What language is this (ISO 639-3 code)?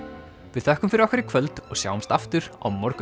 isl